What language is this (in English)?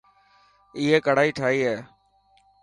Dhatki